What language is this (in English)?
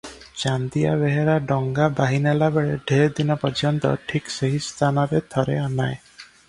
Odia